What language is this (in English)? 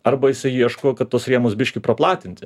Lithuanian